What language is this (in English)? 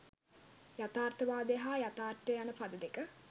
Sinhala